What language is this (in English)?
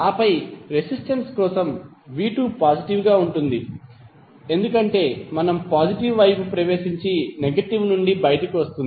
Telugu